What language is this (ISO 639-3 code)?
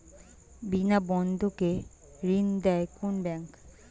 ben